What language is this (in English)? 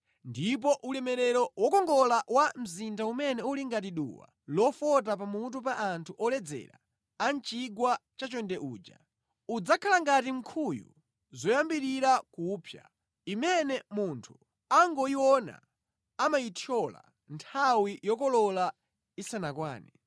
Nyanja